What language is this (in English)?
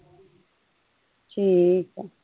Punjabi